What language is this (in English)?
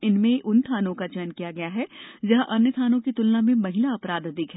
Hindi